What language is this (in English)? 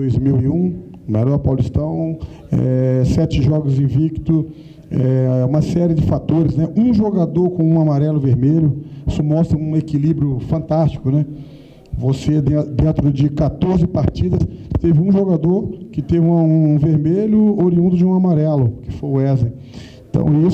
Portuguese